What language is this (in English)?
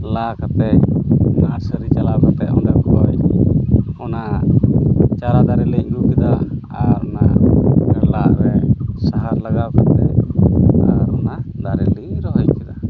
Santali